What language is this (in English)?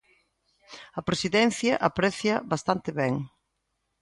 Galician